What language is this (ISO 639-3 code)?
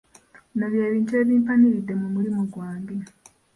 lug